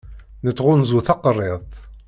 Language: Kabyle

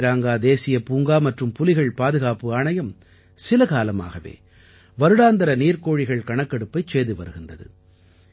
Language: Tamil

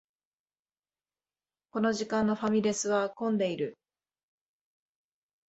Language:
Japanese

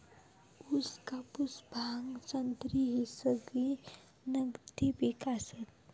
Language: Marathi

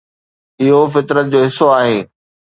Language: Sindhi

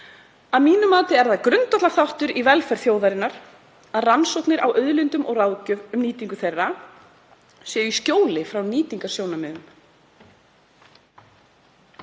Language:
Icelandic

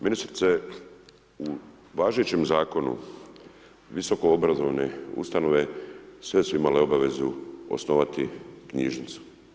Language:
Croatian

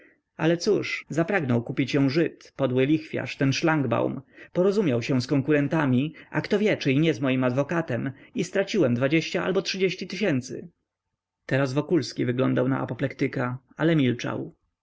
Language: Polish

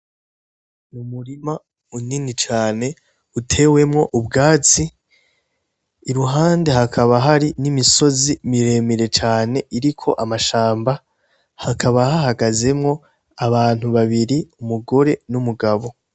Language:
Rundi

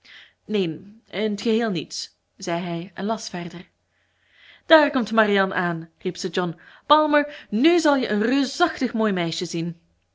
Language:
Dutch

